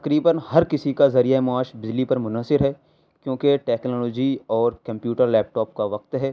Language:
Urdu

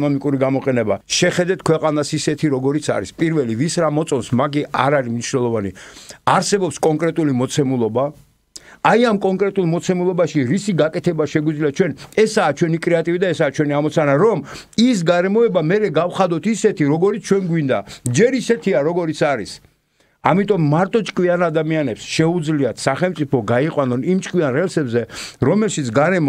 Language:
Romanian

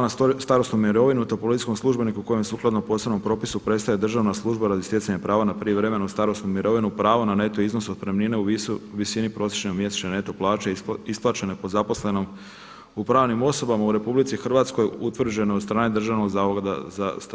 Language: Croatian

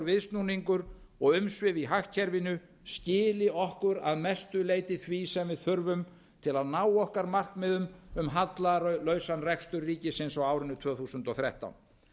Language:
Icelandic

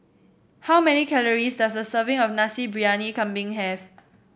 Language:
English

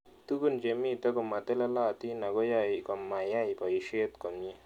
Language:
Kalenjin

